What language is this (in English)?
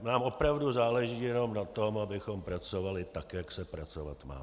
Czech